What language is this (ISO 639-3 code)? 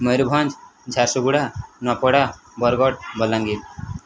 ori